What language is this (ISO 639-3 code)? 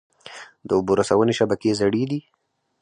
pus